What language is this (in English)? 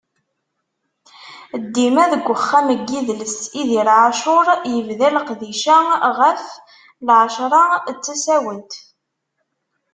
Kabyle